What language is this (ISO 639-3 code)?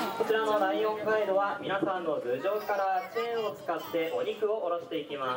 jpn